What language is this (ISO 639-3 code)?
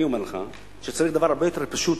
heb